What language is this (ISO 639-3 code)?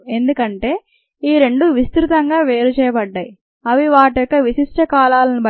tel